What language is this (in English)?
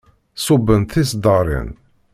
Kabyle